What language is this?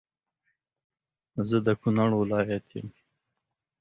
Pashto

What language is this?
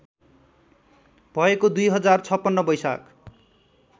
Nepali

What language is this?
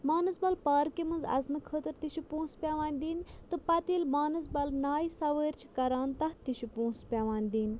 Kashmiri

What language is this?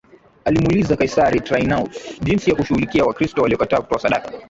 Swahili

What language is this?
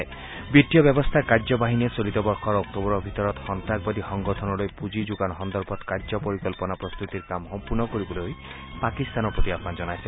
Assamese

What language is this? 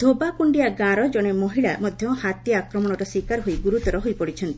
Odia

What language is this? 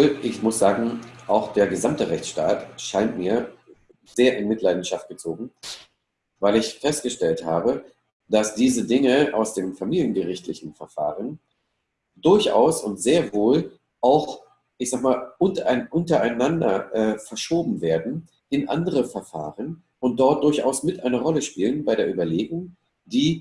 German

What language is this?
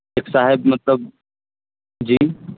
Urdu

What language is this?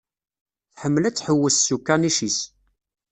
Kabyle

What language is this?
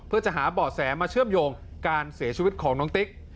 Thai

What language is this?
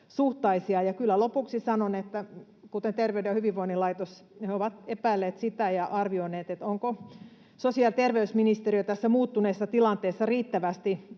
Finnish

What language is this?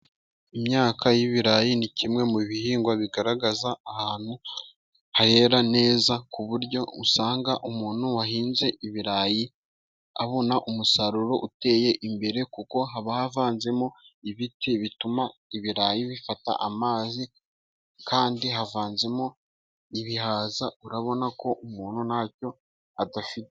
Kinyarwanda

